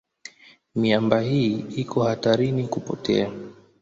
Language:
Swahili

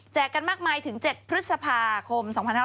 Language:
Thai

